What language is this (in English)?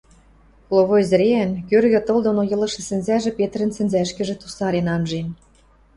Western Mari